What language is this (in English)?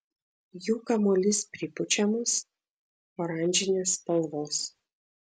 Lithuanian